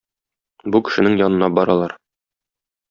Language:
Tatar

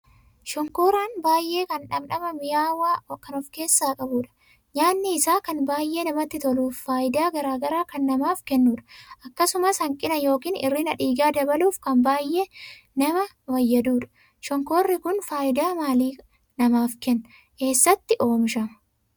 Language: Oromo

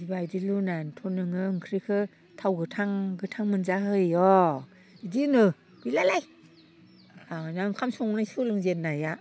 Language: Bodo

